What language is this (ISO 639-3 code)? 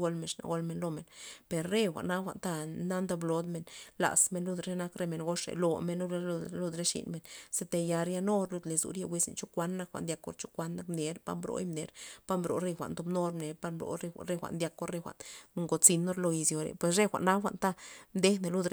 ztp